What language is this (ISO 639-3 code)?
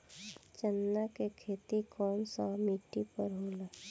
bho